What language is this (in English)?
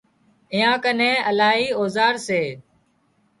Wadiyara Koli